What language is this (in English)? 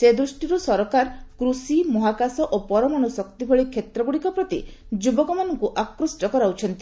Odia